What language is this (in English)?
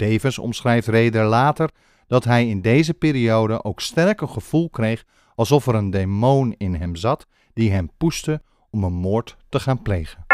Dutch